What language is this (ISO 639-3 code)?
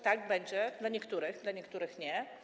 pol